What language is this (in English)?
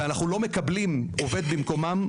Hebrew